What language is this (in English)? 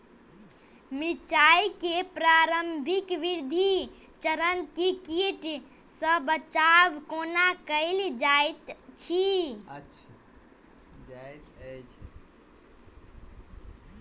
Maithili